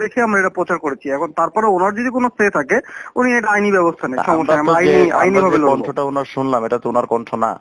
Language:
Bangla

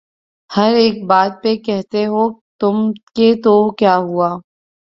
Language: Urdu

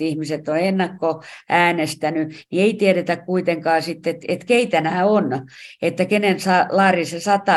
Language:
Finnish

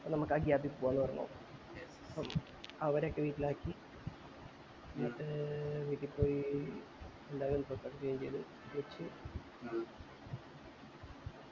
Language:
Malayalam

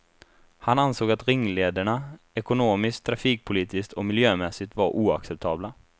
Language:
Swedish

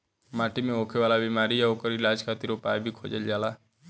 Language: Bhojpuri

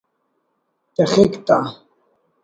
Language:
Brahui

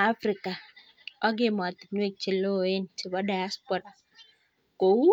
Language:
Kalenjin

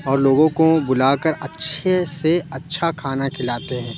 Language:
Urdu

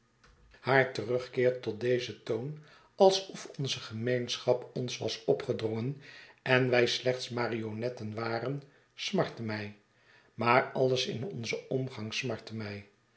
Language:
Dutch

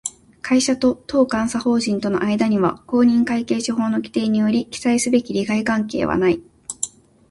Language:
Japanese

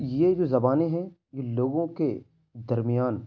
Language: Urdu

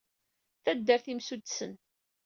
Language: Kabyle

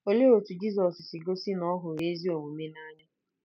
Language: Igbo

